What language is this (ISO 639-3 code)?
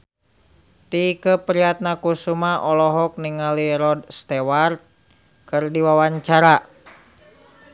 sun